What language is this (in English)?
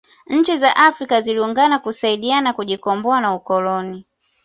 Swahili